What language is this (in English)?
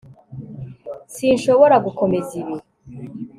Kinyarwanda